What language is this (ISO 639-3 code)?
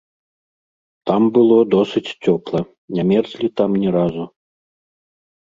bel